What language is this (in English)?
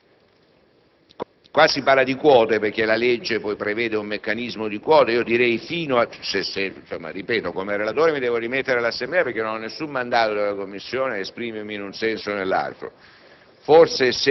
Italian